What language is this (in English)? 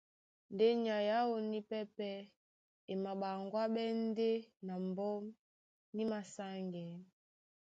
Duala